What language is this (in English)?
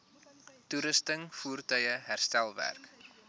Afrikaans